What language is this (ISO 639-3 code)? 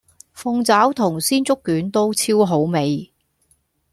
yue